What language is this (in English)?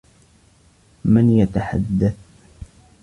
Arabic